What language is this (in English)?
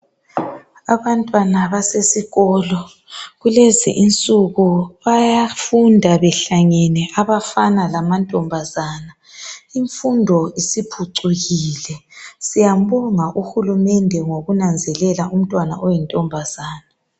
North Ndebele